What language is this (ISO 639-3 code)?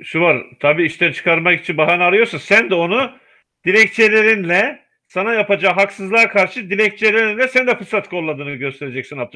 tur